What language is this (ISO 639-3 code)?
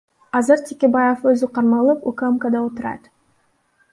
kir